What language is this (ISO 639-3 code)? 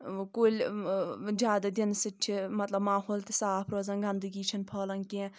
kas